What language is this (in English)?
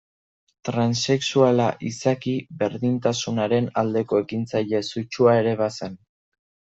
Basque